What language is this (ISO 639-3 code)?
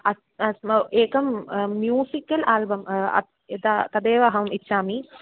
san